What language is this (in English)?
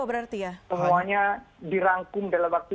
Indonesian